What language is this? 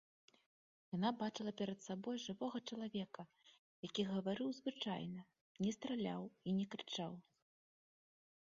Belarusian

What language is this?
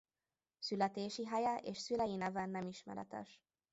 Hungarian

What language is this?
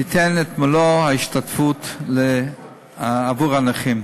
Hebrew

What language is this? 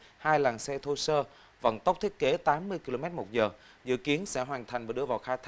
Vietnamese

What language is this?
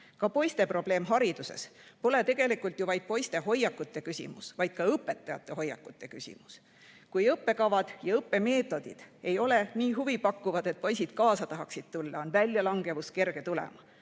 Estonian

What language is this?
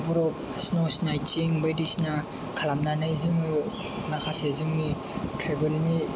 Bodo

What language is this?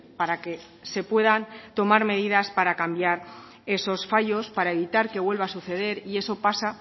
Spanish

